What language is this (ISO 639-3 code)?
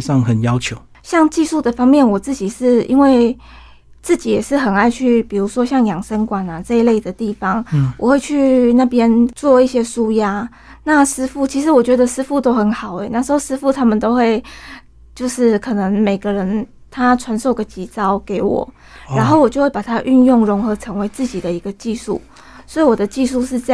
zho